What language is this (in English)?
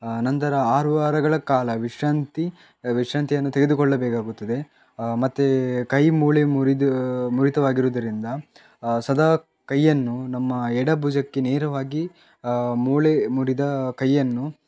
Kannada